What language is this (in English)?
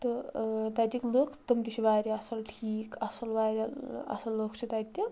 Kashmiri